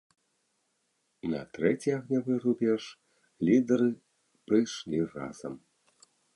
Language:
Belarusian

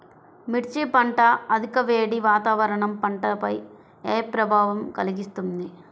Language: Telugu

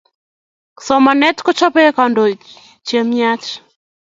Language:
Kalenjin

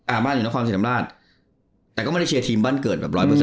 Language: Thai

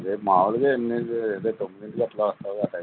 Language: Telugu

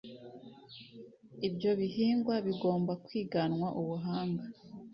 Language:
Kinyarwanda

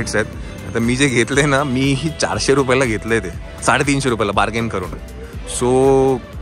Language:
Marathi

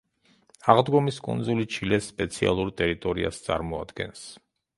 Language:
Georgian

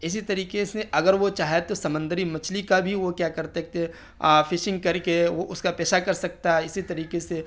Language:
Urdu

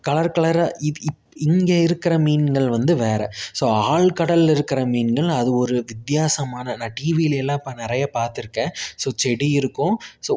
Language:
Tamil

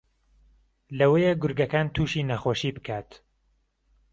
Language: Central Kurdish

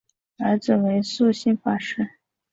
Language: Chinese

